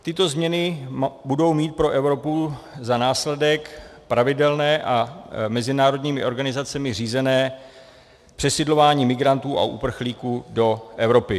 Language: Czech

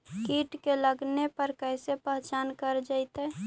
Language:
Magahi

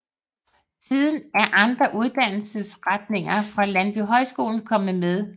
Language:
Danish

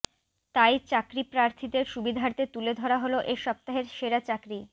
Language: Bangla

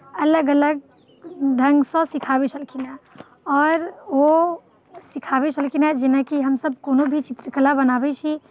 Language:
Maithili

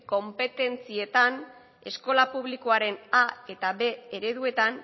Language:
Basque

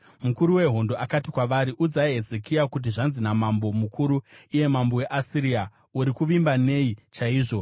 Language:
Shona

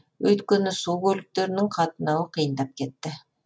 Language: Kazakh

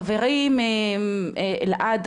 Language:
Hebrew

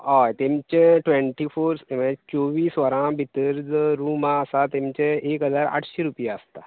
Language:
Konkani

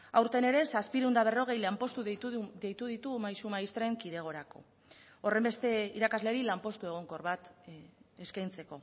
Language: Basque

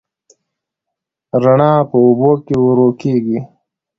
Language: Pashto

